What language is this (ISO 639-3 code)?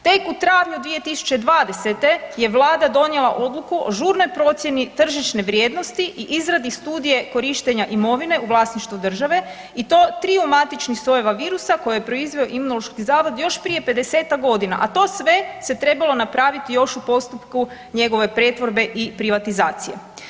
hrv